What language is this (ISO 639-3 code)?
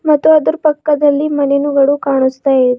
kan